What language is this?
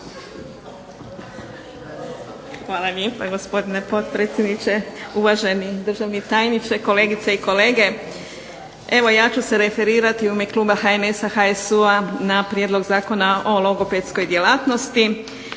Croatian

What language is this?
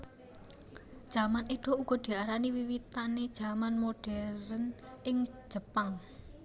Javanese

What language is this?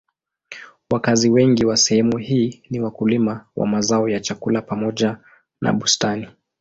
Swahili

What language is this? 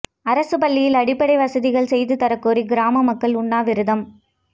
Tamil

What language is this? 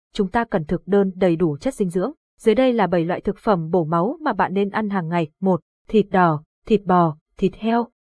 Vietnamese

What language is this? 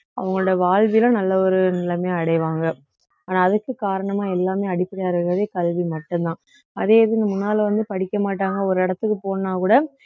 Tamil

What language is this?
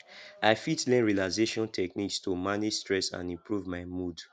Nigerian Pidgin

